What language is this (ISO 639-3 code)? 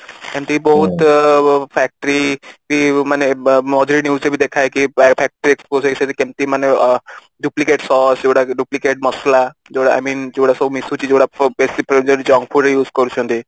ori